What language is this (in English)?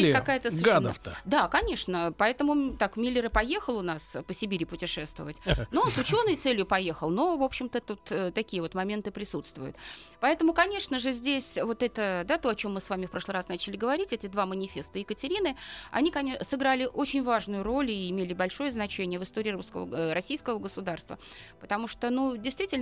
Russian